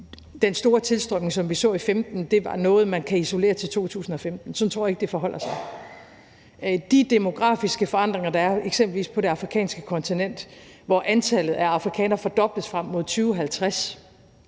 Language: Danish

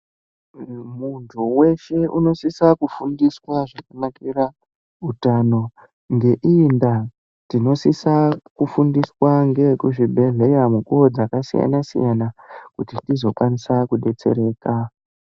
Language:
Ndau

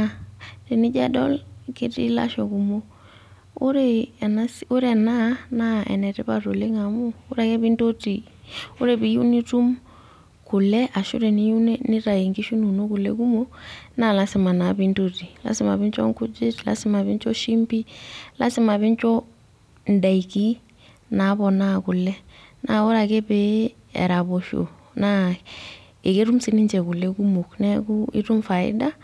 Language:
Masai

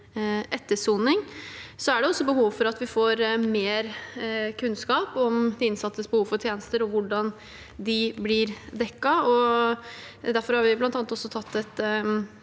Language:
Norwegian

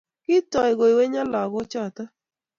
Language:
Kalenjin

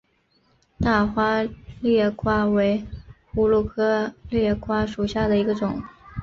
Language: Chinese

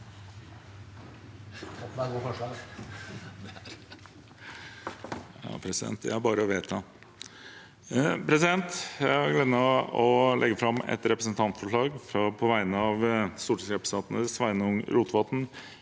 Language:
Norwegian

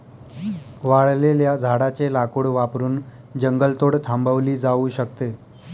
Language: Marathi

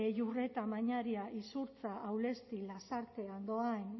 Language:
Basque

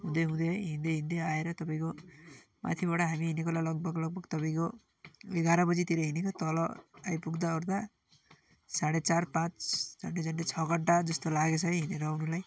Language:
Nepali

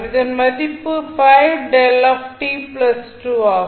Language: Tamil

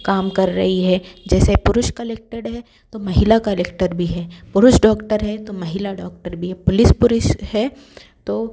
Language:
Hindi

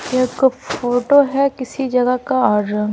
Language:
Hindi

